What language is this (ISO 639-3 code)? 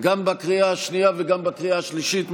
heb